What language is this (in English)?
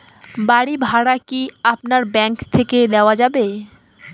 Bangla